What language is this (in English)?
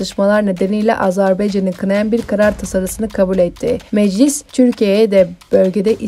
Turkish